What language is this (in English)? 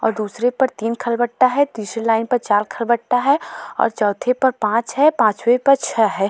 Hindi